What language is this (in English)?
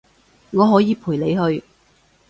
Cantonese